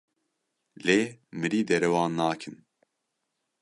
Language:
Kurdish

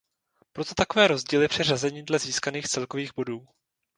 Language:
Czech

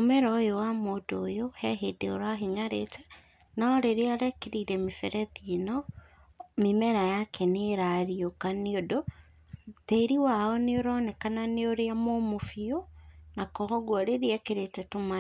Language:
Kikuyu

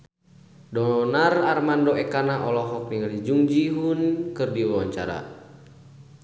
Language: Sundanese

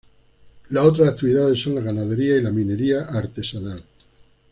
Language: Spanish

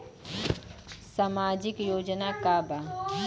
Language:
Bhojpuri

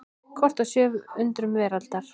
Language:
Icelandic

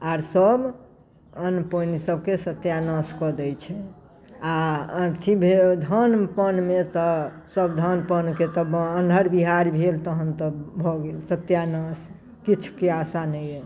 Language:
Maithili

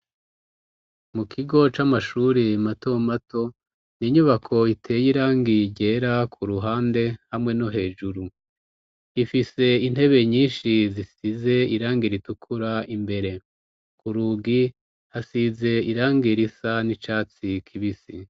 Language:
Rundi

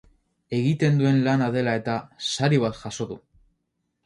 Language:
Basque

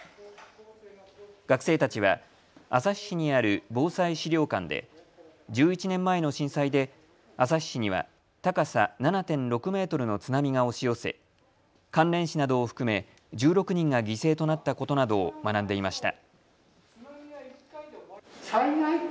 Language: Japanese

